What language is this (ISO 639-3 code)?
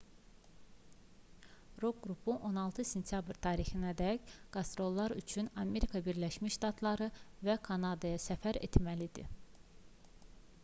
aze